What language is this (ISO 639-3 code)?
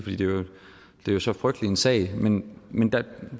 dan